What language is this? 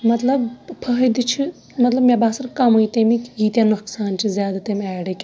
Kashmiri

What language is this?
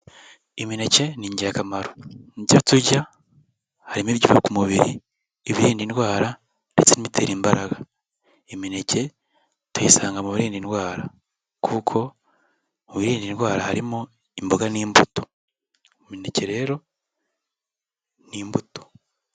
Kinyarwanda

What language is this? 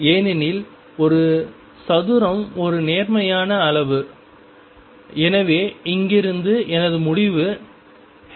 Tamil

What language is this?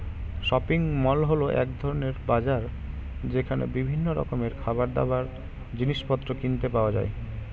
Bangla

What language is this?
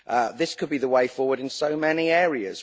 English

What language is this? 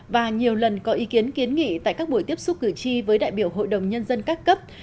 Vietnamese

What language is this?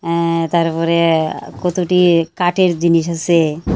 Bangla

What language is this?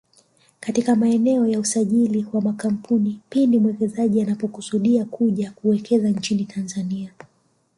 Swahili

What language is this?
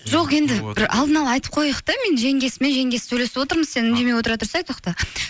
Kazakh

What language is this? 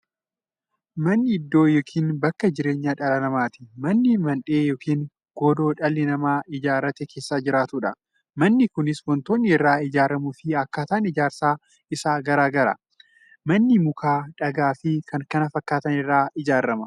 Oromo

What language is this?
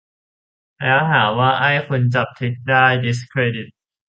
Thai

